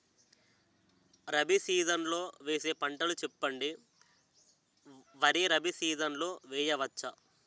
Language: Telugu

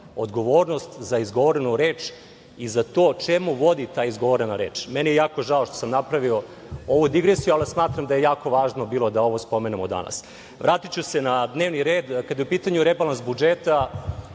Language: Serbian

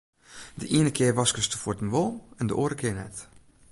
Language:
Western Frisian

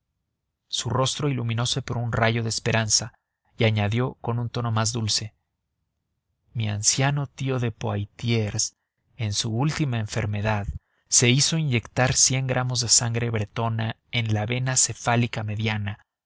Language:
Spanish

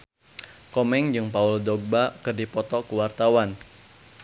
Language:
Sundanese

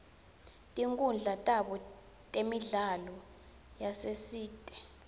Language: Swati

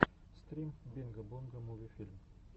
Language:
Russian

